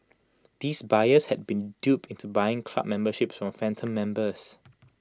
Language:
English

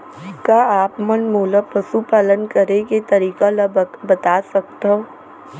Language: Chhattisgarhi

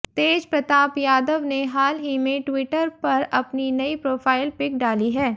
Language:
Hindi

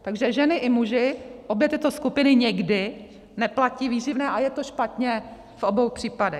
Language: Czech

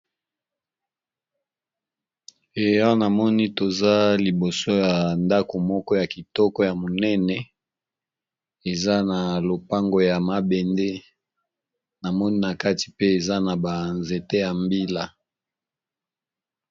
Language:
Lingala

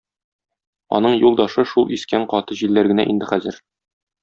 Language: Tatar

